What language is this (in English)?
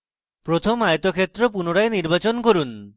Bangla